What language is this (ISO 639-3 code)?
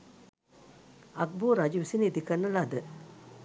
sin